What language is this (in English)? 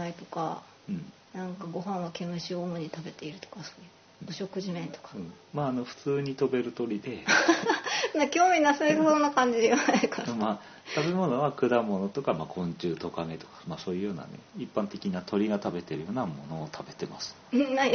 Japanese